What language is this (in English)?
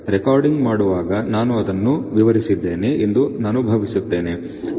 Kannada